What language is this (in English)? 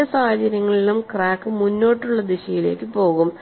Malayalam